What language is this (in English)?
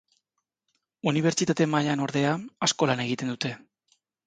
Basque